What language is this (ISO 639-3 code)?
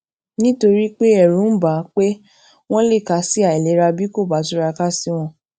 yor